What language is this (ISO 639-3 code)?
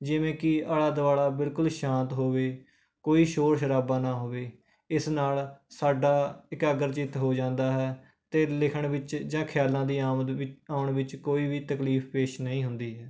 pan